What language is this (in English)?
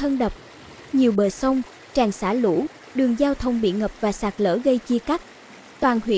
Vietnamese